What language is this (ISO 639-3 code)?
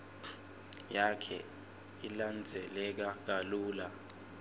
ssw